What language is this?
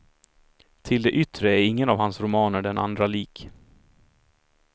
Swedish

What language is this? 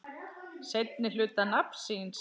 Icelandic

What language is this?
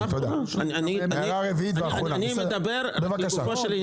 Hebrew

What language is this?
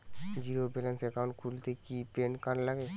Bangla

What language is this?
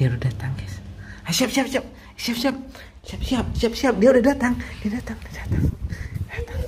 Indonesian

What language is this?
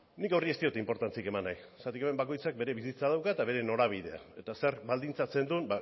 Basque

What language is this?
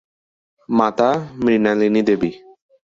Bangla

